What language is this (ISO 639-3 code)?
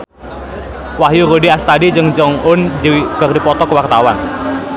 sun